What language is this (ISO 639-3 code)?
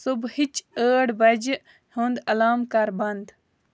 kas